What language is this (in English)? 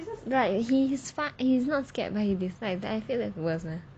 English